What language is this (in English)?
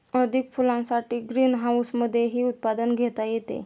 Marathi